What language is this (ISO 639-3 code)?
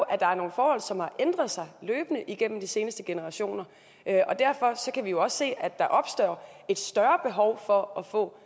dan